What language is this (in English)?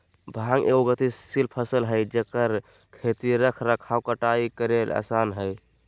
Magahi